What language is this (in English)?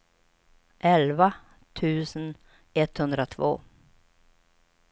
Swedish